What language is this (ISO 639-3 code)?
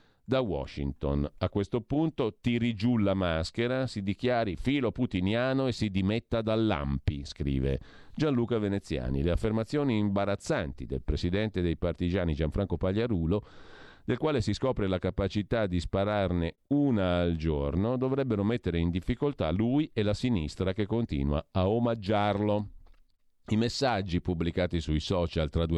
ita